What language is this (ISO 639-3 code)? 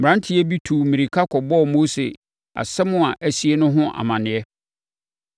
aka